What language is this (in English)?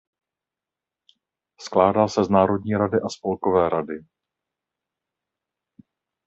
Czech